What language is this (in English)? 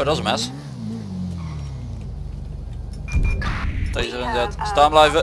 Dutch